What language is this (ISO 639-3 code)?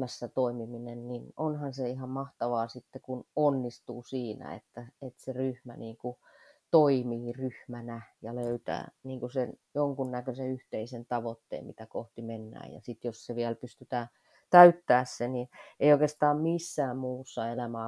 fin